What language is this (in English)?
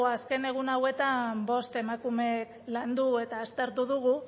Basque